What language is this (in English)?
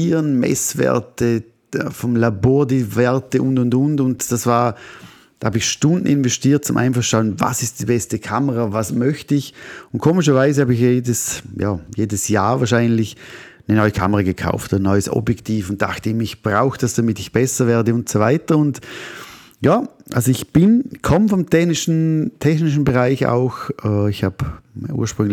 German